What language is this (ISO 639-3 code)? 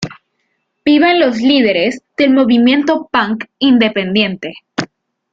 spa